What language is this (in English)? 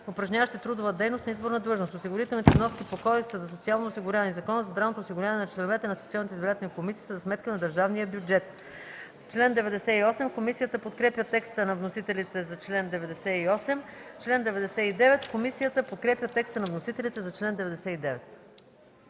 Bulgarian